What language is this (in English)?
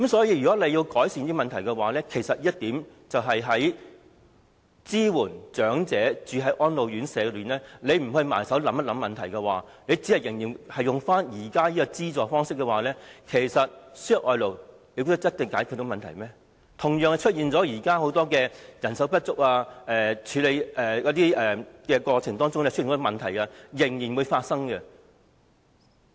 Cantonese